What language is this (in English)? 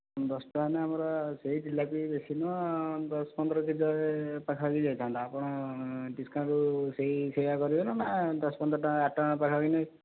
Odia